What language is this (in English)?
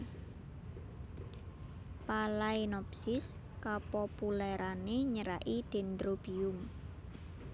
Javanese